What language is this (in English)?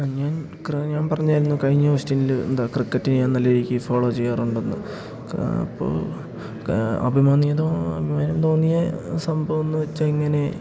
Malayalam